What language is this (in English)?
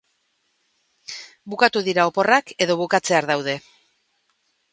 Basque